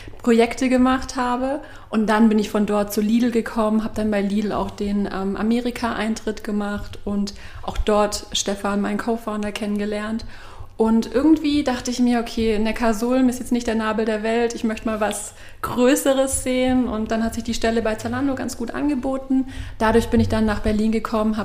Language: German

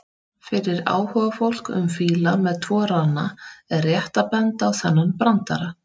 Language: Icelandic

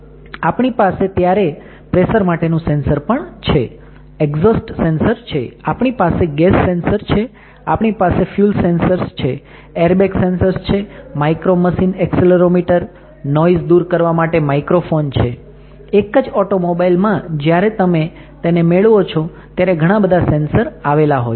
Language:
Gujarati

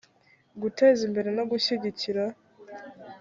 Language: Kinyarwanda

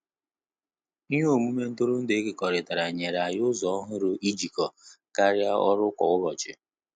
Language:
Igbo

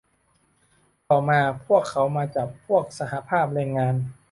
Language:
Thai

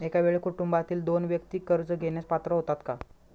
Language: Marathi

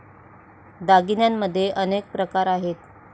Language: Marathi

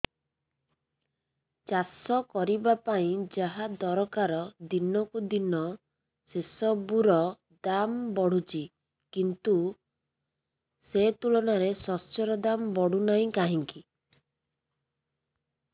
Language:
Odia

